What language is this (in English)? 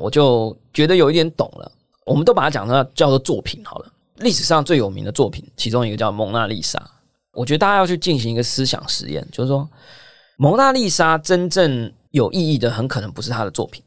Chinese